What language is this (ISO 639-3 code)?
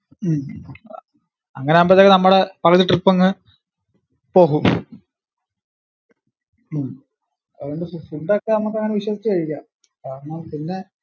mal